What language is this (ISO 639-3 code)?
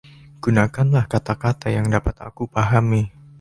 ind